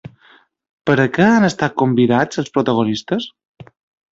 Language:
Catalan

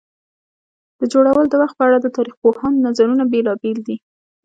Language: Pashto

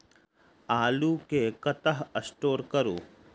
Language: Maithili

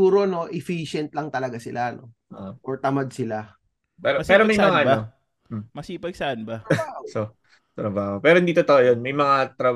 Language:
Filipino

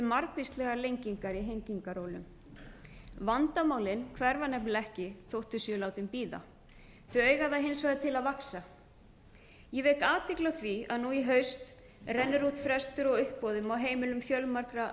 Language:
Icelandic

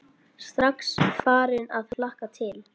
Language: Icelandic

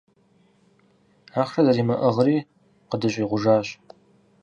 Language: Kabardian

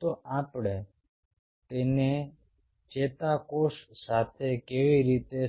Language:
Gujarati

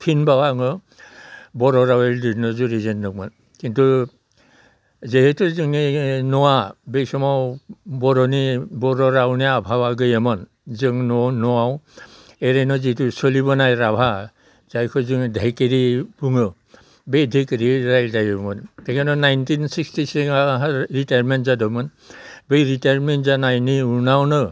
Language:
Bodo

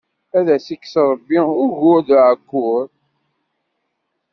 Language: Kabyle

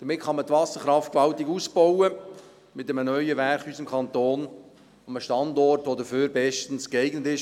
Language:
Swiss German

